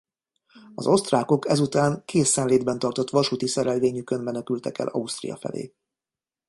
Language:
Hungarian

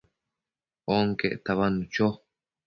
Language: Matsés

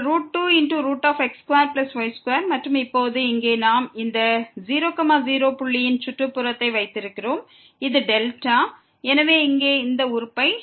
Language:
Tamil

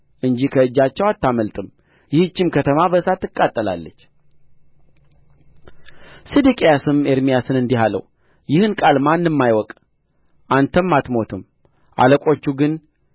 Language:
Amharic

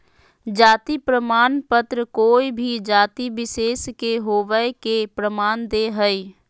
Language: Magahi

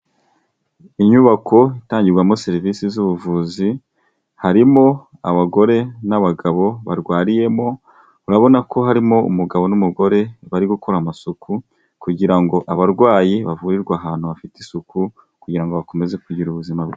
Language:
Kinyarwanda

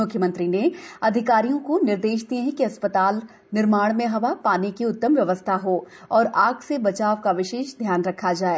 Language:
Hindi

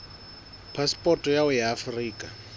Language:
Southern Sotho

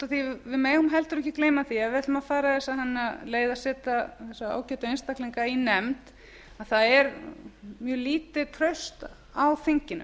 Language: Icelandic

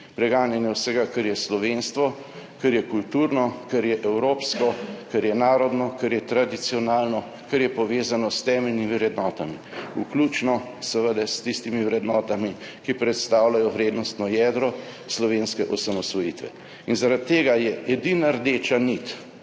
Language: Slovenian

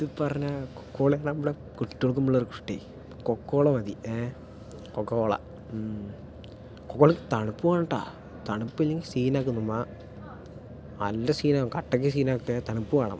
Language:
Malayalam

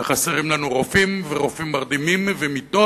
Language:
Hebrew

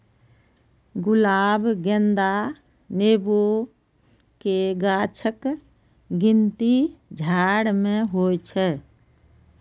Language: Maithili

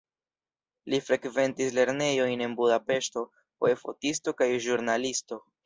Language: Esperanto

